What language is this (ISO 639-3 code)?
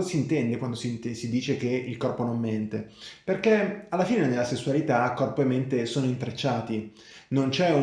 ita